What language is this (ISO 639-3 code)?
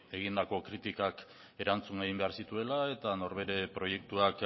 eus